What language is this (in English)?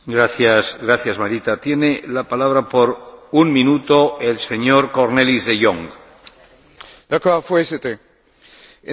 Dutch